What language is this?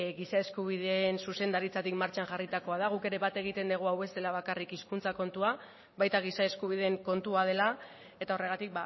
Basque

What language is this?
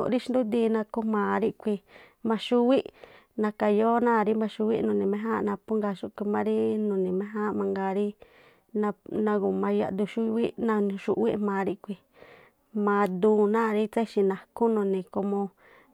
Tlacoapa Me'phaa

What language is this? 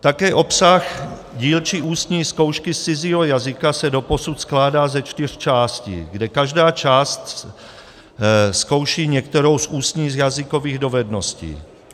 Czech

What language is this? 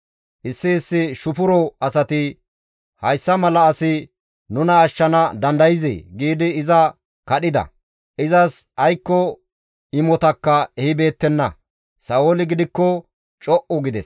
Gamo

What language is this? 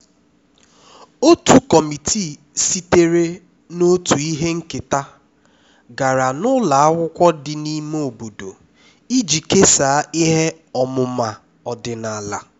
Igbo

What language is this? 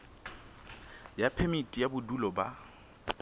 Southern Sotho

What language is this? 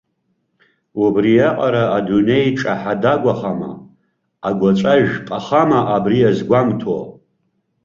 Abkhazian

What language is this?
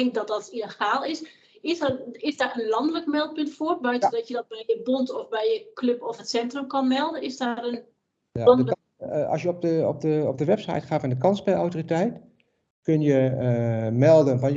Dutch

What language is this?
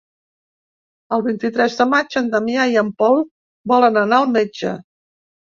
Catalan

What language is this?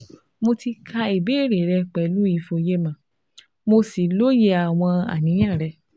Yoruba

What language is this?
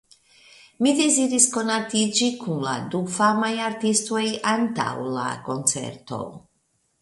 Esperanto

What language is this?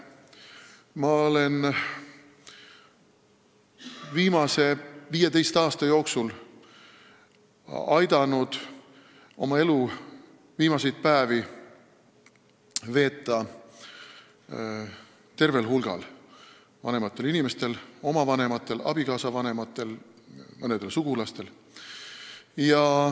Estonian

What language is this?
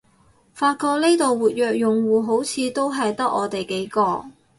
Cantonese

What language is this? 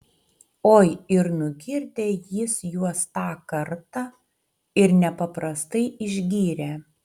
Lithuanian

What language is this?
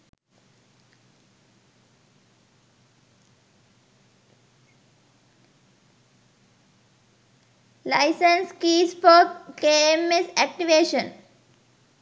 Sinhala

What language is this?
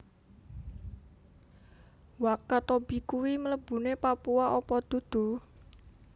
Javanese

